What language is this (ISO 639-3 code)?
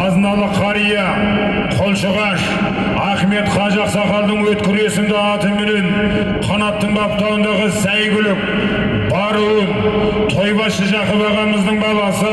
tur